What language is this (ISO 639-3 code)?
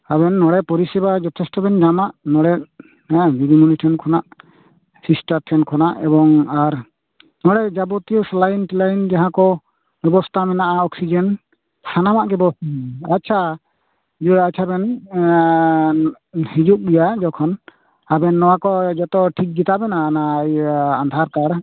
sat